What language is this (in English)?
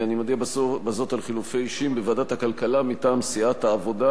Hebrew